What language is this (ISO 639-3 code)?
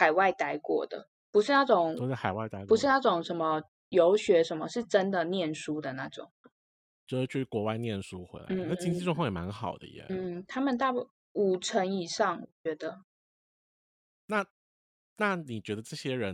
zho